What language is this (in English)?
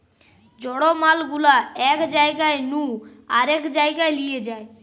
Bangla